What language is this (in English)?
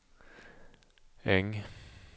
Swedish